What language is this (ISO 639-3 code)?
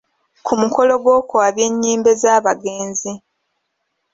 lug